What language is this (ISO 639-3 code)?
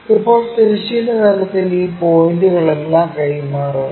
mal